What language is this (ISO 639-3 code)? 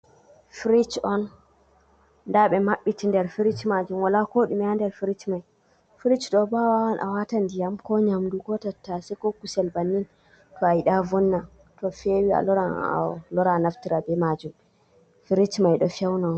ful